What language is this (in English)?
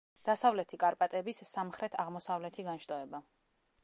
Georgian